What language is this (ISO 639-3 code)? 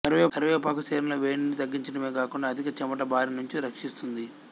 tel